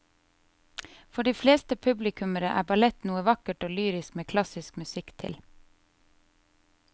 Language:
Norwegian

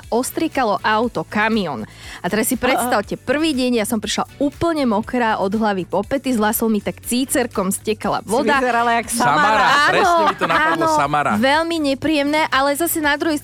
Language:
Slovak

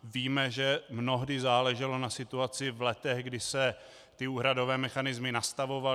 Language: Czech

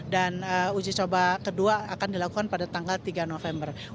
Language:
Indonesian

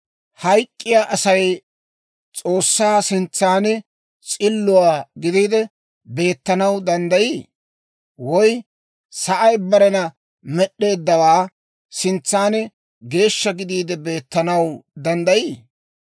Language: Dawro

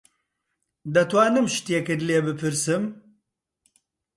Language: Central Kurdish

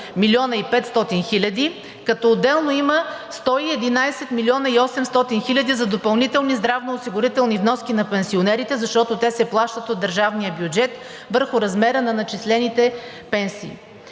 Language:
Bulgarian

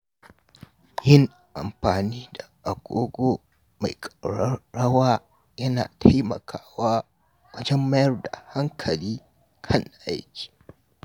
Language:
Hausa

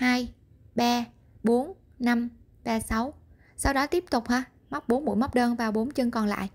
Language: Vietnamese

